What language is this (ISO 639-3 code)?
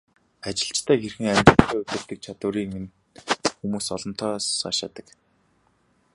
mon